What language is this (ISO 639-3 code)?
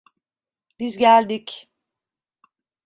tur